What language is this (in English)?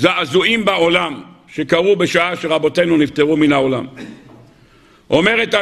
Hebrew